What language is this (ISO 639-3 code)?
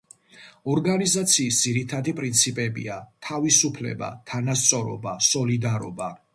kat